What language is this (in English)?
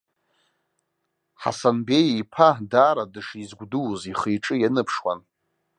Abkhazian